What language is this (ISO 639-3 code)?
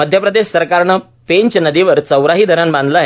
mar